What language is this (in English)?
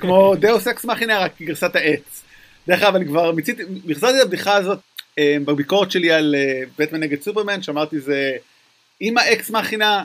Hebrew